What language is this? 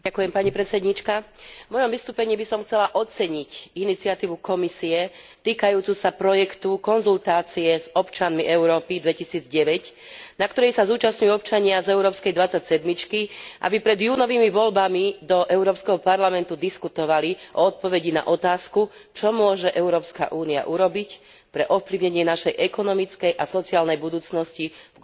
Slovak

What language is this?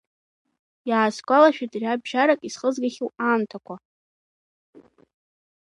Abkhazian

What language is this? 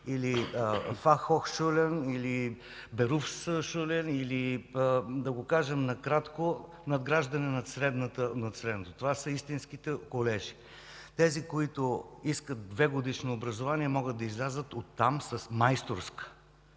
Bulgarian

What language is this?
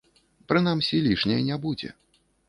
Belarusian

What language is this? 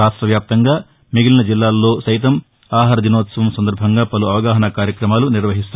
Telugu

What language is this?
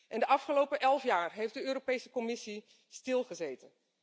Dutch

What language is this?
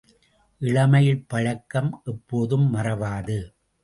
Tamil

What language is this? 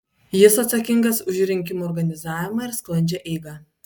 Lithuanian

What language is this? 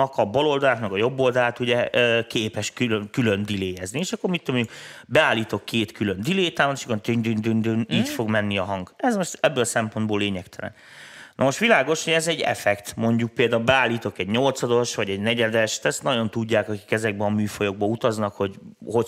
Hungarian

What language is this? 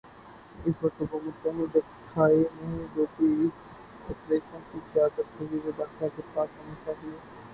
Urdu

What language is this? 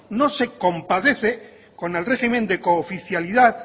Spanish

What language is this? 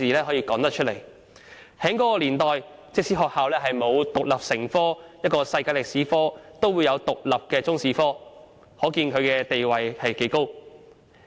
Cantonese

